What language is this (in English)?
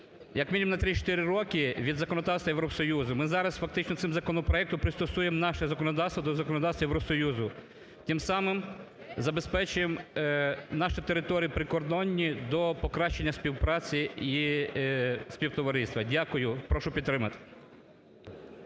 Ukrainian